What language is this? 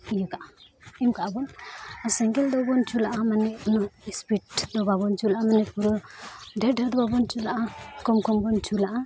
Santali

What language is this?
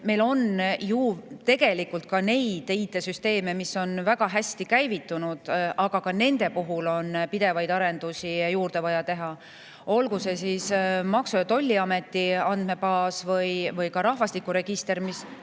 Estonian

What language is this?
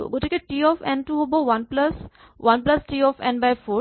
Assamese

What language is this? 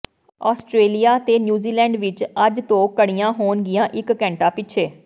Punjabi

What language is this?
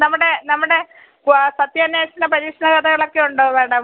Malayalam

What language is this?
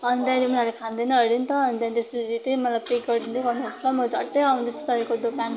Nepali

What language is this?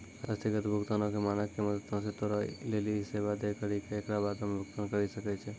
Maithili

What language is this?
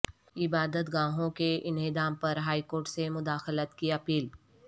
Urdu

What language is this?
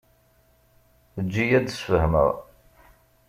Kabyle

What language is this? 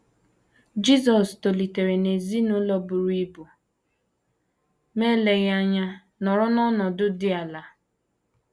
Igbo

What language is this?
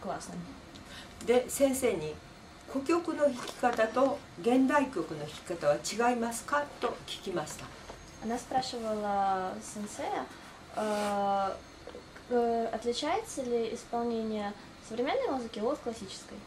Japanese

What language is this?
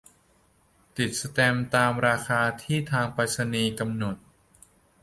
Thai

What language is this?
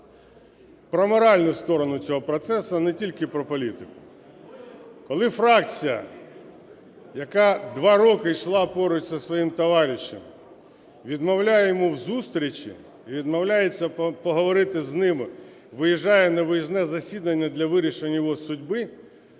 Ukrainian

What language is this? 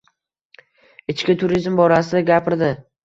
Uzbek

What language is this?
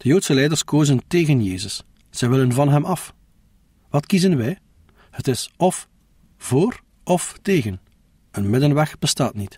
Dutch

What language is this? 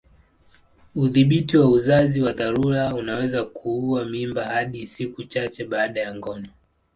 Swahili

